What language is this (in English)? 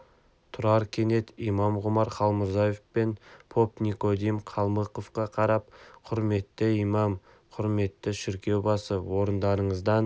Kazakh